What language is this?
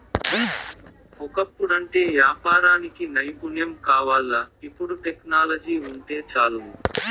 Telugu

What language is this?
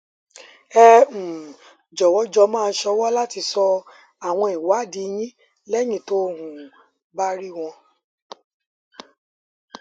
Yoruba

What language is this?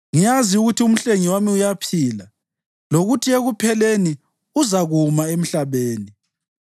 North Ndebele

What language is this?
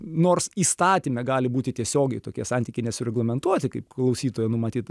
Lithuanian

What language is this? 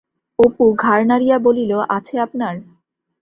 Bangla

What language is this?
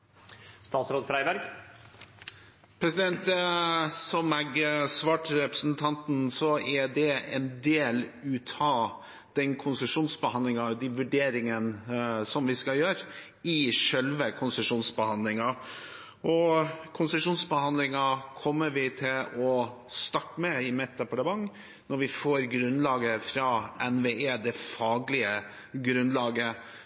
Norwegian Bokmål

